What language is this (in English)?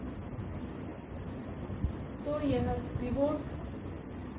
Hindi